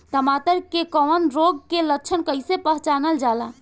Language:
Bhojpuri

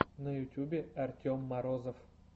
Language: Russian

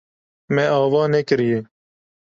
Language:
Kurdish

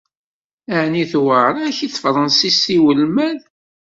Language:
Kabyle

